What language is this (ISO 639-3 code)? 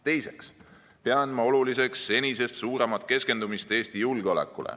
est